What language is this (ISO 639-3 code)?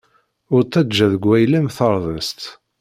kab